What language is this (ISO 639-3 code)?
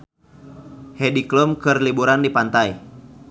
sun